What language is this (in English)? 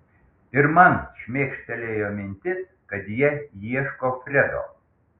Lithuanian